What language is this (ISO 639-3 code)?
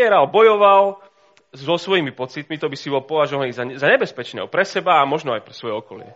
slk